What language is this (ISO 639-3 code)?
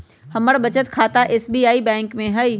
mag